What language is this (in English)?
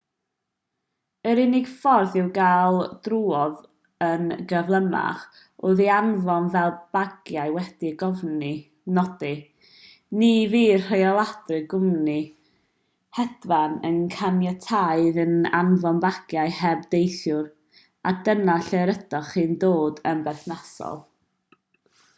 Welsh